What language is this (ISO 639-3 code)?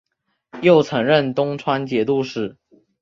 zho